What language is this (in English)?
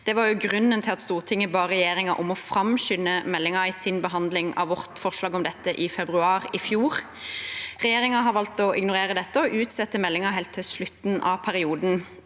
Norwegian